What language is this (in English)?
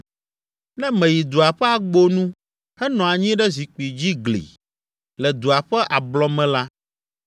Ewe